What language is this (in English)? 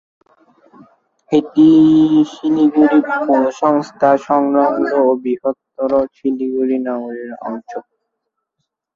Bangla